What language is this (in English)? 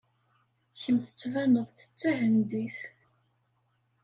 Kabyle